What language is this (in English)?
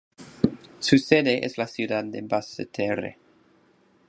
Spanish